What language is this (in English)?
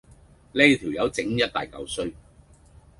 Cantonese